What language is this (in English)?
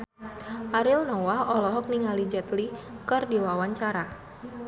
Sundanese